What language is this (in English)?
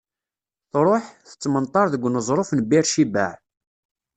Kabyle